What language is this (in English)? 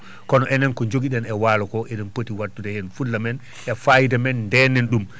Fula